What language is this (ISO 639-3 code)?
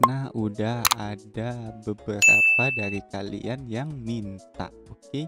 ind